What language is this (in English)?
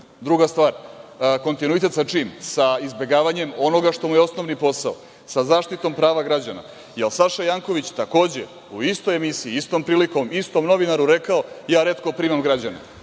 Serbian